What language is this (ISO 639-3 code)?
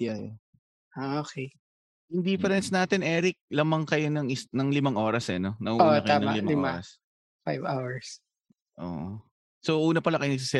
fil